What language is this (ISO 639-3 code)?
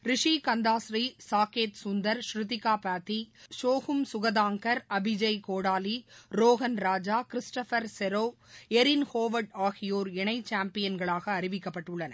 tam